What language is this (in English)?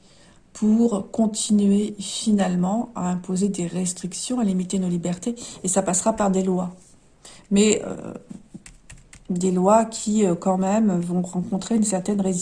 French